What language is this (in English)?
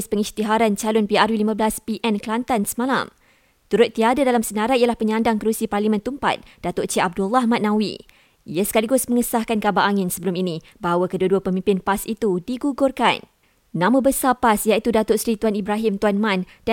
Malay